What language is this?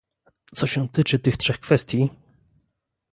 Polish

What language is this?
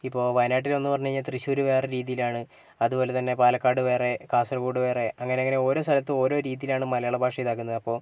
Malayalam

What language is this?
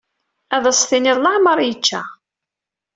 Kabyle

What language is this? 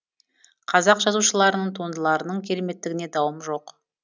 Kazakh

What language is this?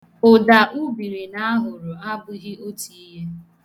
Igbo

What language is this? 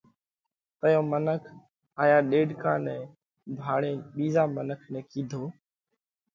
Parkari Koli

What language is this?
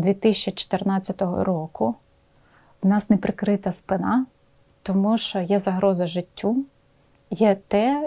Ukrainian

